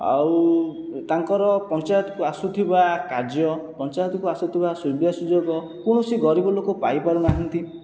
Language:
Odia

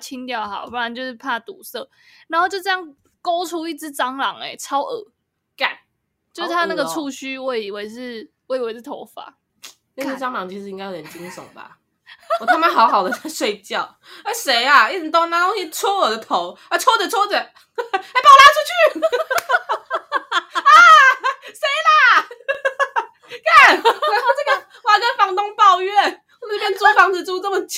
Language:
Chinese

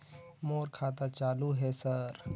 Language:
Chhattisgarhi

